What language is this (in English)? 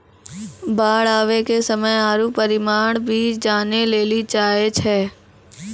Maithili